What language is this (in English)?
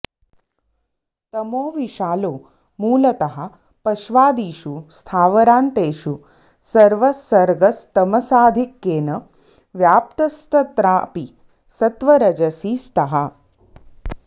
Sanskrit